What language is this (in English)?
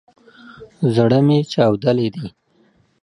Pashto